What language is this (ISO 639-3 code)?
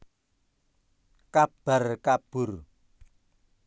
jav